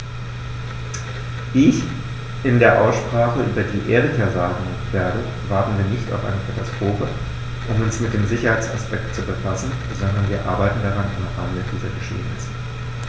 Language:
German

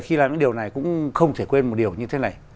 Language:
Vietnamese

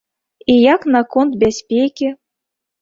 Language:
Belarusian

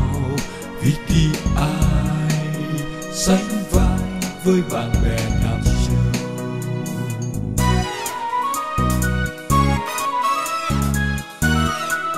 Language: Vietnamese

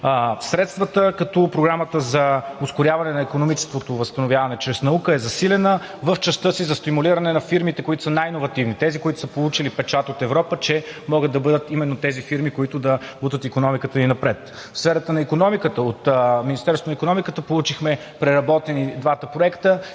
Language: Bulgarian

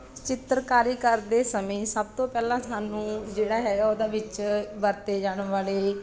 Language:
Punjabi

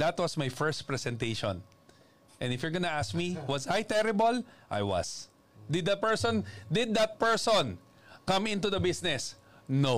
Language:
Filipino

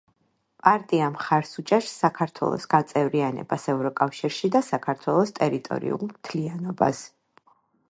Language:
Georgian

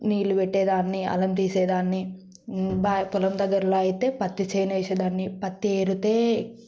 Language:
Telugu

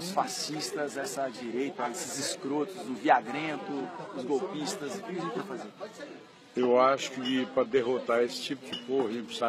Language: Portuguese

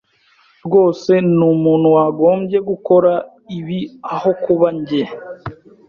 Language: Kinyarwanda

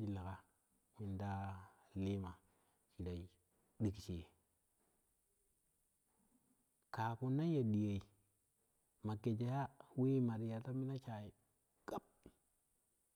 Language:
Kushi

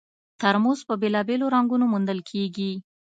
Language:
Pashto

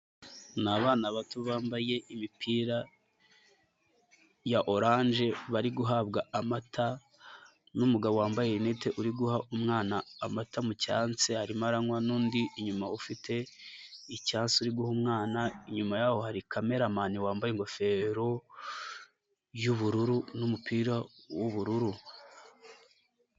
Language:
Kinyarwanda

